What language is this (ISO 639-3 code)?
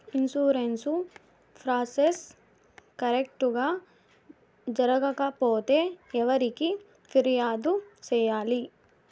tel